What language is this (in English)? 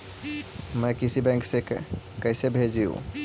Magahi